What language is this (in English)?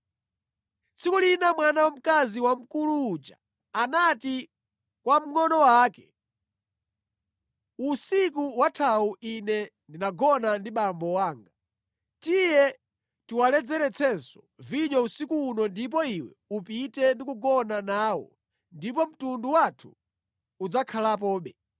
Nyanja